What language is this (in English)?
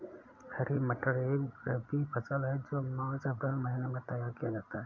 Hindi